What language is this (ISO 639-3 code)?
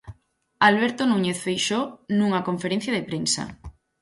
glg